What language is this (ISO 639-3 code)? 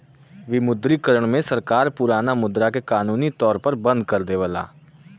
bho